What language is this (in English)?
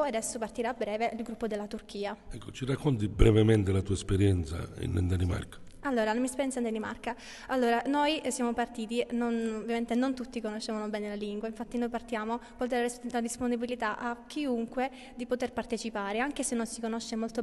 Italian